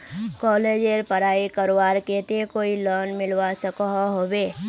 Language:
Magahi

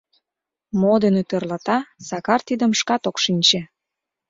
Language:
Mari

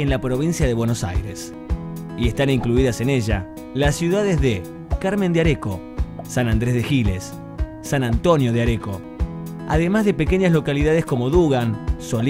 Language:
Spanish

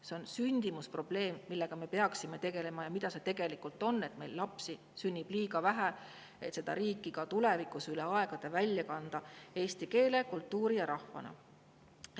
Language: Estonian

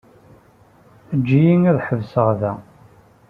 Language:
Kabyle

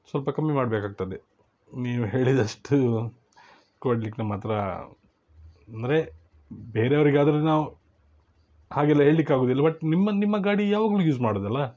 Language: Kannada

